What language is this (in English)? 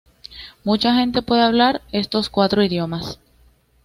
Spanish